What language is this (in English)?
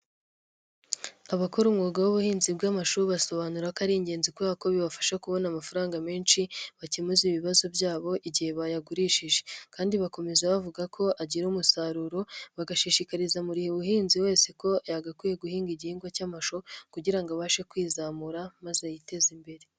Kinyarwanda